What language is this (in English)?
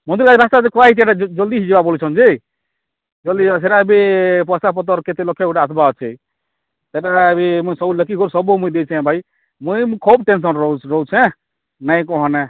Odia